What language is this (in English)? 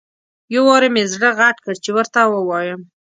Pashto